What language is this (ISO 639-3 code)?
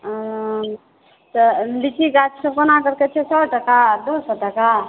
mai